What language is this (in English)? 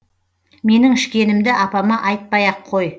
Kazakh